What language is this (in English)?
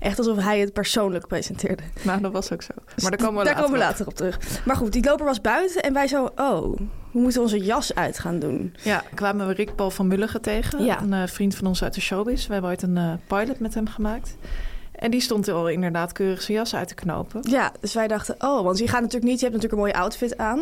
Dutch